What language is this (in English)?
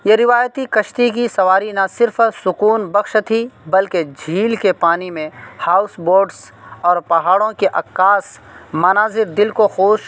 Urdu